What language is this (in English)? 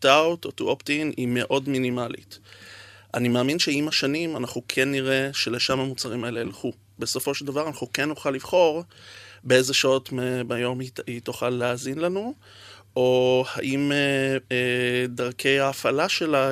Hebrew